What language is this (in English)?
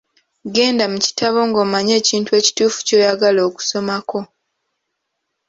Ganda